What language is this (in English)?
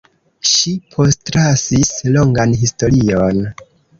Esperanto